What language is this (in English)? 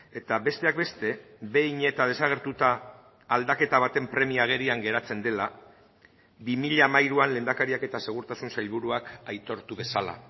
Basque